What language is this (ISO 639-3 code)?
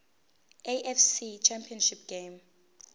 zul